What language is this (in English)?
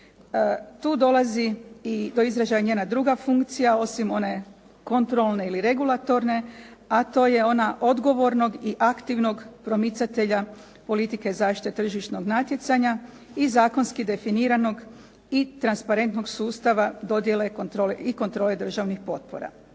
Croatian